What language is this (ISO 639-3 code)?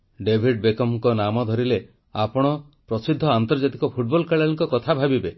ori